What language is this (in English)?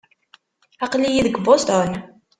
Kabyle